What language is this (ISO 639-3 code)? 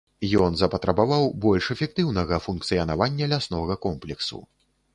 bel